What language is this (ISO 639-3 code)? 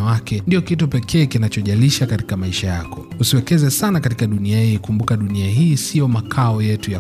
swa